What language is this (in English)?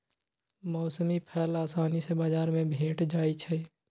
Magahi